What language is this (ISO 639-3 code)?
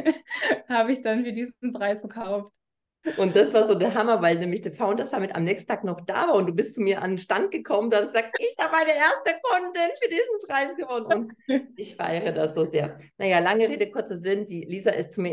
deu